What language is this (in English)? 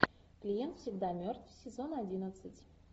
Russian